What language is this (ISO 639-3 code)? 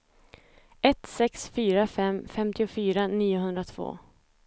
swe